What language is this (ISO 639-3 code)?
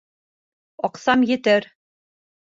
bak